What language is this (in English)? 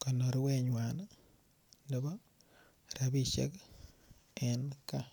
Kalenjin